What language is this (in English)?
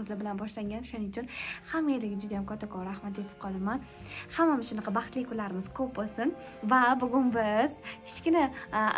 Arabic